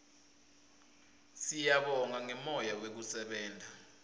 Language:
Swati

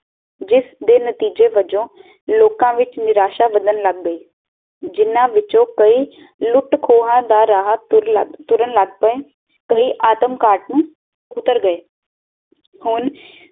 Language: Punjabi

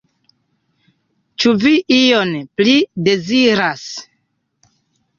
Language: Esperanto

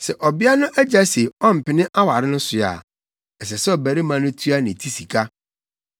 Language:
Akan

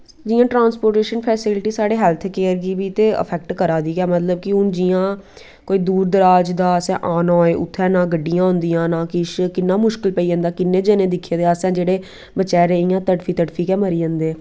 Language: Dogri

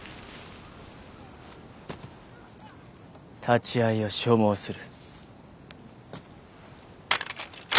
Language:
Japanese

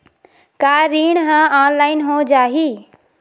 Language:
Chhattisgarhi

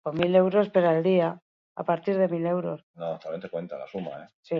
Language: Basque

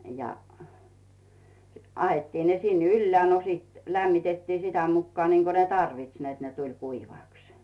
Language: Finnish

